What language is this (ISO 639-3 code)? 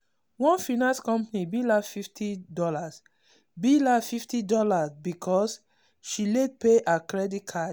pcm